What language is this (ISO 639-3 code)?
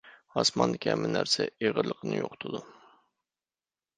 uig